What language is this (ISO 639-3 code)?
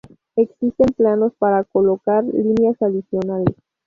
spa